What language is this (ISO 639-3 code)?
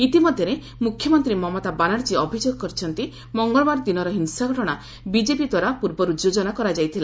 ori